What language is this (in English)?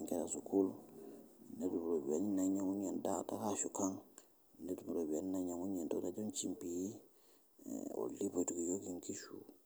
Masai